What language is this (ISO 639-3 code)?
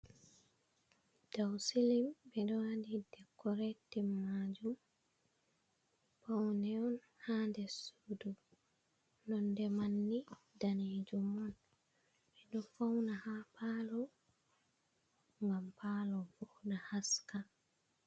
ful